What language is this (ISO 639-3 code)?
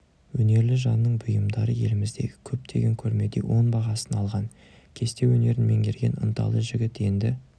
kaz